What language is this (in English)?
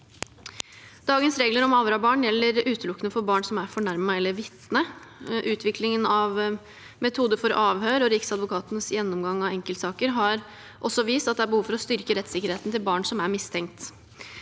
Norwegian